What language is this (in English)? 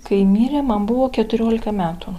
Lithuanian